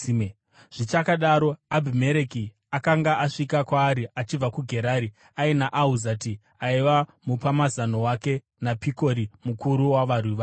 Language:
Shona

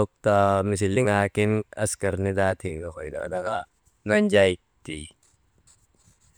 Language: Maba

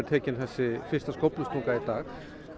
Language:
Icelandic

